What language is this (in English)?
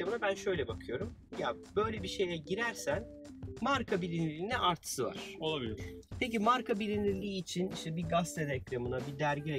Turkish